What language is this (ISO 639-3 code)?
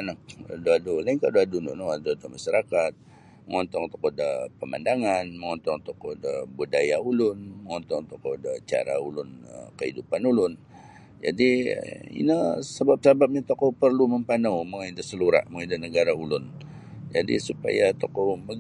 bsy